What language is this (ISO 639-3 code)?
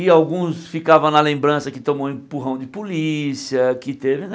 por